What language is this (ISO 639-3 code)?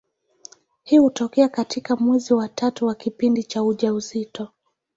swa